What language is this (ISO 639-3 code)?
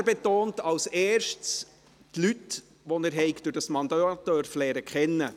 gsw